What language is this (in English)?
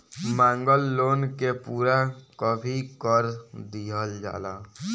Bhojpuri